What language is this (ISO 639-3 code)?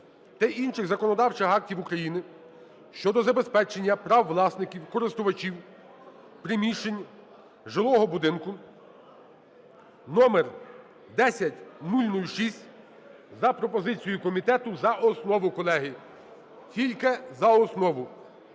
ukr